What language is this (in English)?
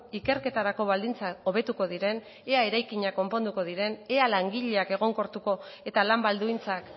Basque